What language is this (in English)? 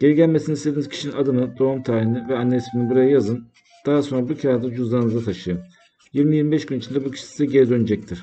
Turkish